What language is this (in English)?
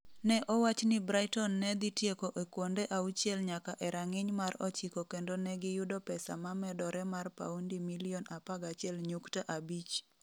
Luo (Kenya and Tanzania)